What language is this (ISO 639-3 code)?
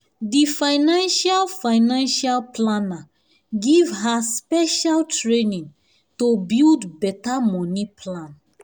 pcm